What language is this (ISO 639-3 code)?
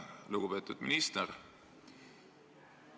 est